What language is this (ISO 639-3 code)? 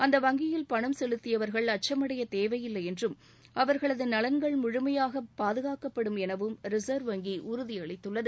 tam